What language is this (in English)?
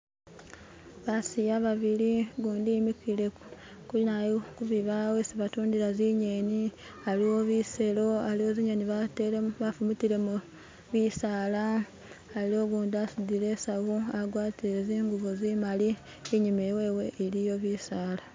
Masaaba